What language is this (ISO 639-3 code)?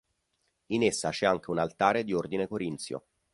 ita